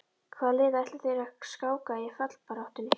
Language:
Icelandic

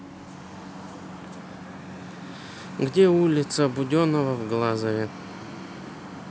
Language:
Russian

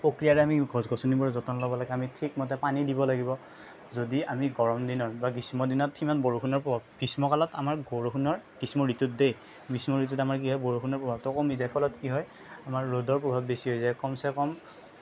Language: Assamese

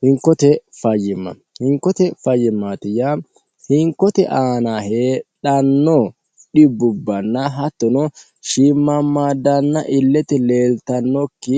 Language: Sidamo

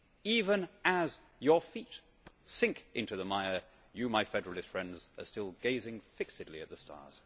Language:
English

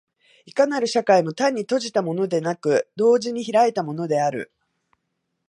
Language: Japanese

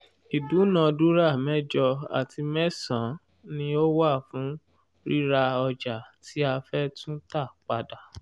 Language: Yoruba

